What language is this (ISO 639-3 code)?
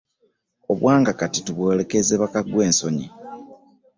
lug